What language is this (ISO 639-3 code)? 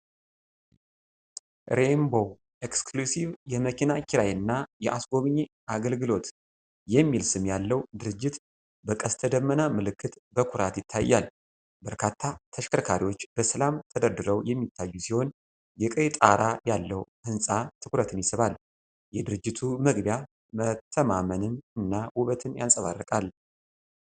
amh